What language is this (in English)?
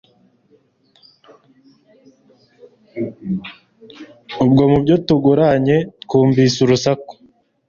Kinyarwanda